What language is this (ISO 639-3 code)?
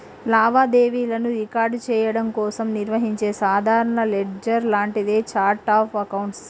tel